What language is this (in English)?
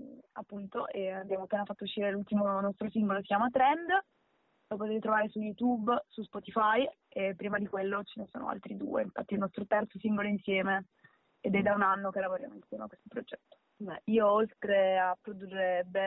Italian